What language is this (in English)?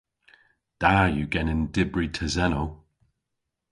Cornish